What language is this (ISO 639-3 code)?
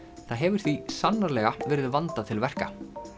isl